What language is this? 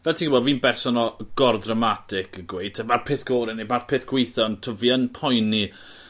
Welsh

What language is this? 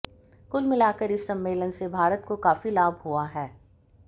Hindi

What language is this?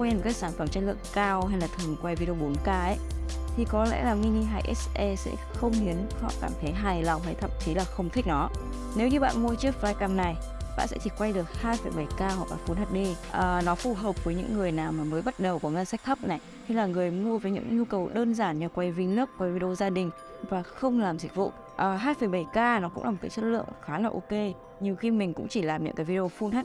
Vietnamese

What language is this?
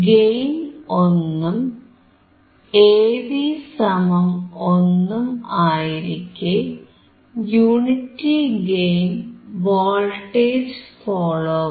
Malayalam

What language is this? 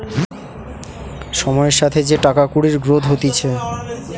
Bangla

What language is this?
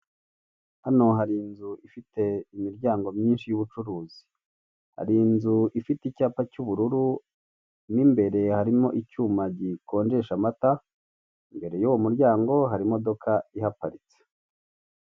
Kinyarwanda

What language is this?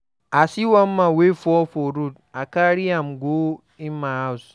Nigerian Pidgin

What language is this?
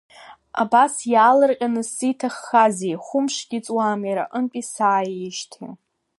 Abkhazian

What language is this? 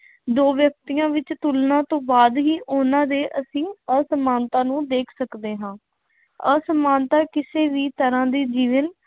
Punjabi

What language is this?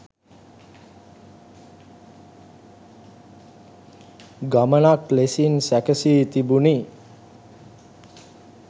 Sinhala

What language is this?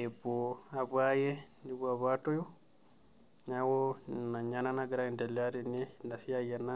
Masai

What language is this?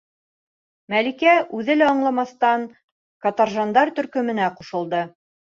Bashkir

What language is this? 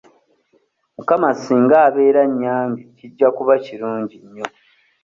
Ganda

